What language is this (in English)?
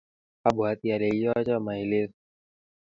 Kalenjin